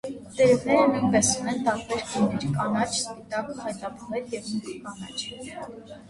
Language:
Armenian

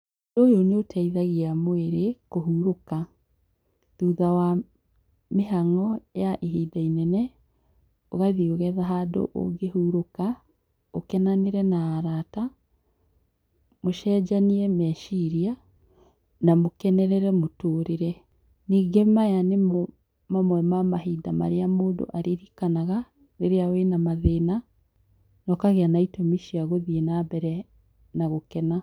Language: Kikuyu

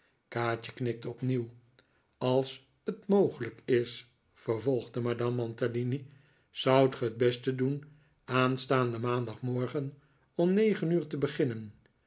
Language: Dutch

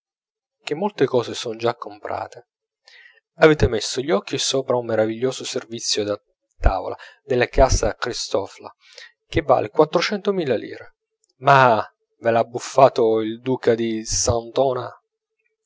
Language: Italian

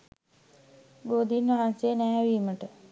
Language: Sinhala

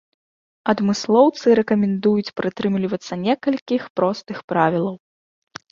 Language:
Belarusian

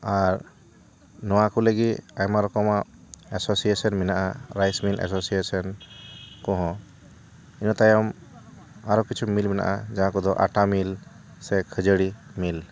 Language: Santali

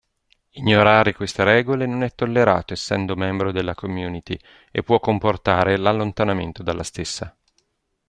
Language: Italian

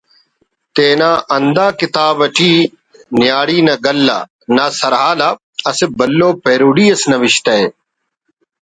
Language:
Brahui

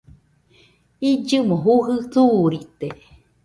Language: Nüpode Huitoto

